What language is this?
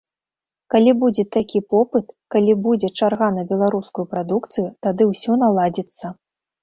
Belarusian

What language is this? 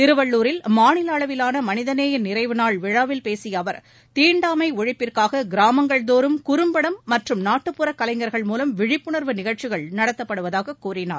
Tamil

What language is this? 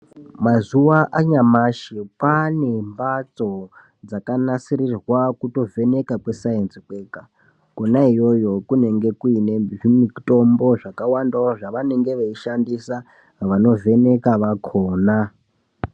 Ndau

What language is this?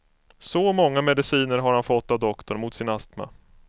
Swedish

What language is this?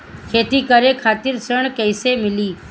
Bhojpuri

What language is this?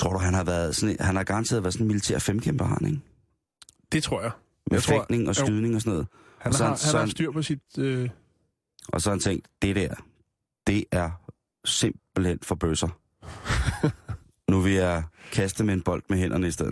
Danish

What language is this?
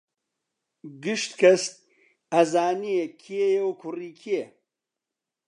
Central Kurdish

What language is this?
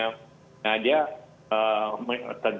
Indonesian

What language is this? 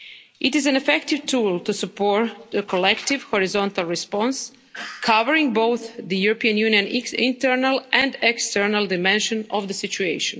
English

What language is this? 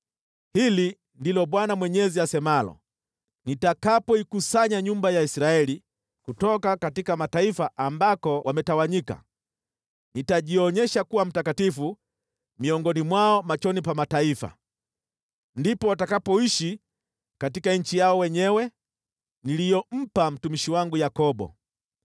Swahili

